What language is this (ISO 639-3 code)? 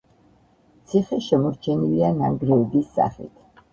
kat